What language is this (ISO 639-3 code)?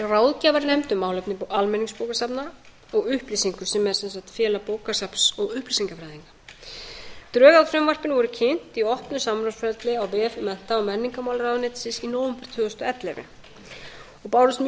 isl